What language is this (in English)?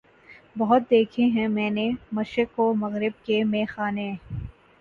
Urdu